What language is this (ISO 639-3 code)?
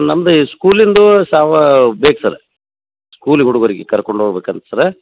kan